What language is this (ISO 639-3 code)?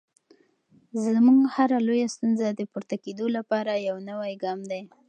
pus